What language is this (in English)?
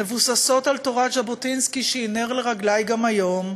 Hebrew